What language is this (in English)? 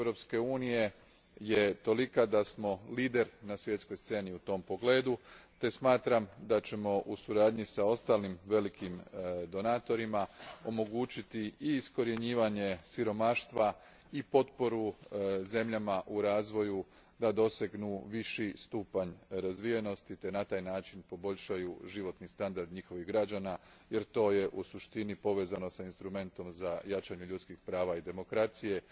Croatian